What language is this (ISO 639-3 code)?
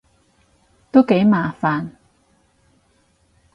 yue